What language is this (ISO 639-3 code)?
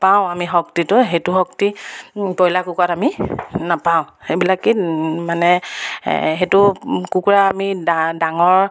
asm